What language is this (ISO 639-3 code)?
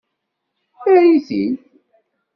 kab